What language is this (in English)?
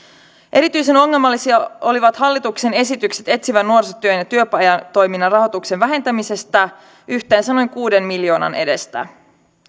Finnish